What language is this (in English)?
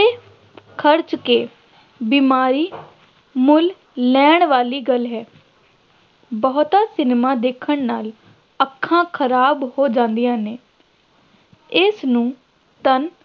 Punjabi